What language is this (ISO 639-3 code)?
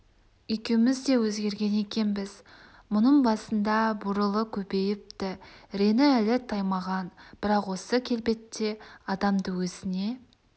kaz